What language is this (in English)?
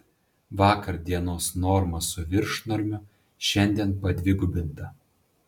Lithuanian